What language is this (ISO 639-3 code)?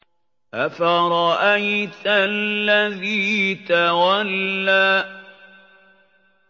ara